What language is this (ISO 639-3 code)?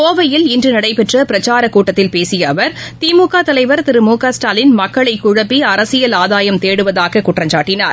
tam